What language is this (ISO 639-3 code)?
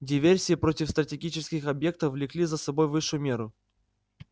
rus